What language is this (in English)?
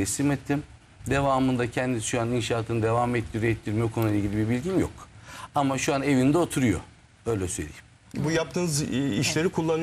Turkish